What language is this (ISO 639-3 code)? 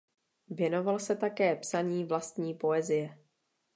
ces